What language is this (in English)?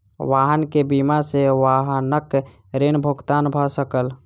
Maithili